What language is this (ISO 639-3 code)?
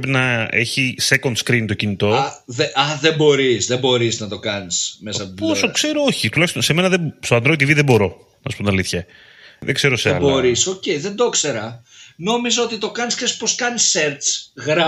ell